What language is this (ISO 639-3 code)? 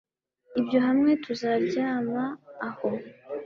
kin